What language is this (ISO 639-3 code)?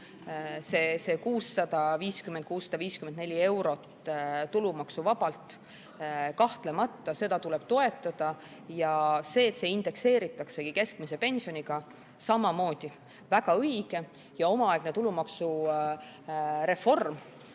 est